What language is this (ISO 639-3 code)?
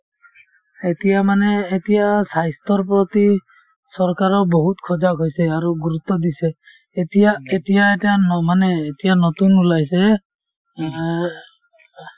asm